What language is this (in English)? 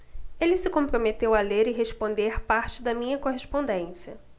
Portuguese